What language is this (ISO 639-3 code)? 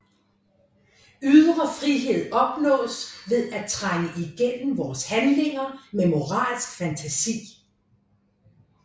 dan